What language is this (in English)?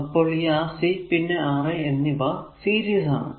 Malayalam